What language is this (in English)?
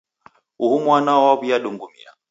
Taita